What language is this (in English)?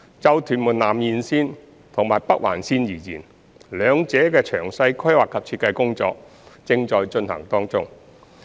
Cantonese